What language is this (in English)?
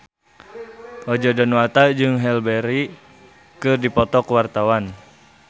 Sundanese